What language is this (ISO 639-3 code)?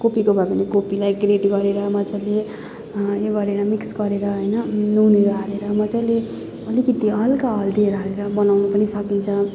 nep